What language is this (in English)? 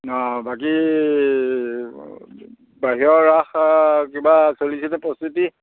Assamese